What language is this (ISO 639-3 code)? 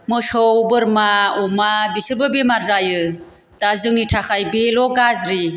brx